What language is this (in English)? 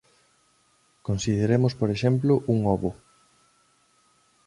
Galician